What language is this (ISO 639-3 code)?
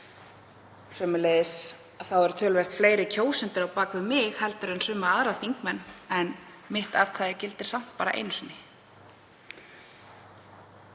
isl